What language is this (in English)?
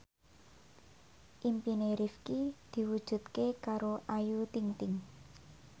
Javanese